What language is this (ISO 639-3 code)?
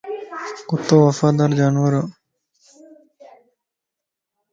lss